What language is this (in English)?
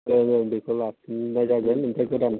Bodo